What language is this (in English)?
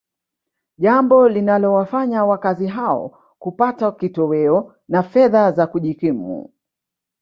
Swahili